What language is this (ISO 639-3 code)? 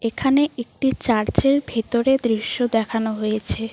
ben